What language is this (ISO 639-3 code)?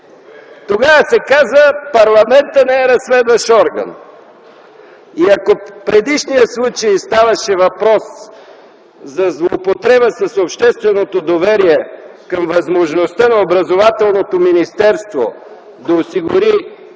bul